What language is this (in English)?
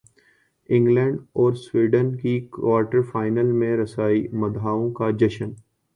Urdu